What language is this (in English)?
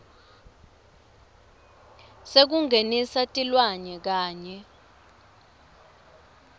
Swati